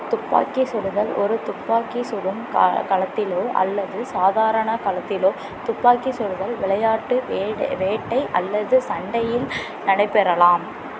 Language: Tamil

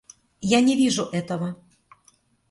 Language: Russian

